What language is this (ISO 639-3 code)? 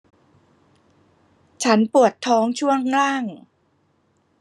tha